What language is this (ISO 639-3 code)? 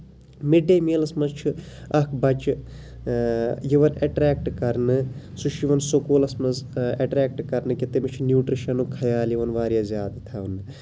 kas